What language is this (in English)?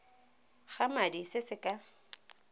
Tswana